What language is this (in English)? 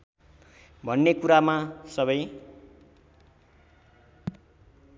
Nepali